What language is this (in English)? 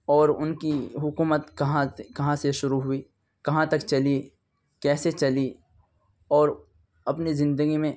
Urdu